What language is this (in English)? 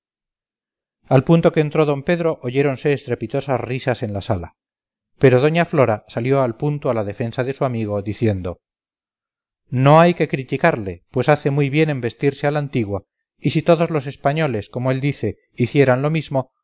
Spanish